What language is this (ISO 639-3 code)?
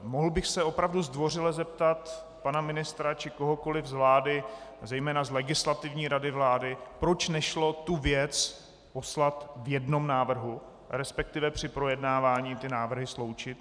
ces